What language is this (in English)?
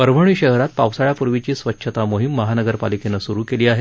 Marathi